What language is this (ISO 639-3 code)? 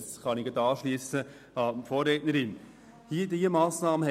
gsw